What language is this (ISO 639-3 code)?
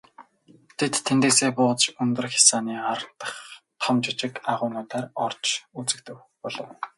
mon